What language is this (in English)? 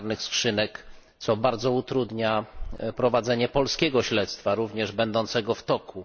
Polish